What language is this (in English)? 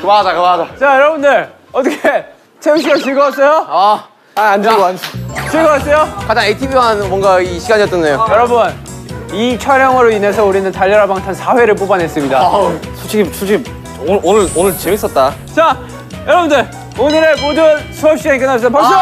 Korean